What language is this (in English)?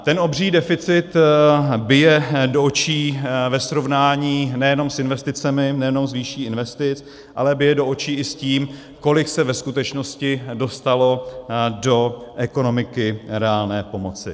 Czech